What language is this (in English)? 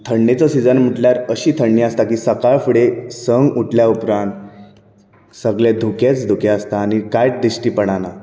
Konkani